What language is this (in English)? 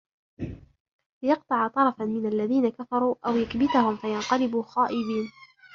Arabic